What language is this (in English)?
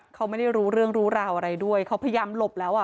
Thai